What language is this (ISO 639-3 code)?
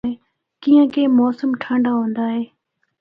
hno